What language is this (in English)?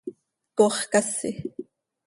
Seri